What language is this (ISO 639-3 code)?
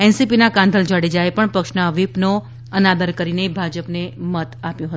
guj